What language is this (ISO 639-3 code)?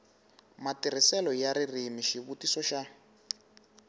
tso